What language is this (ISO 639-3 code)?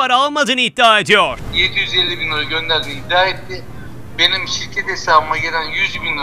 tur